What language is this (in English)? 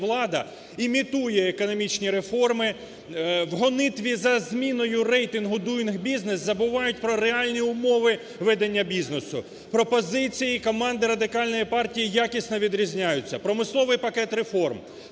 Ukrainian